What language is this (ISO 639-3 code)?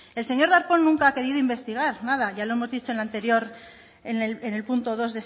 spa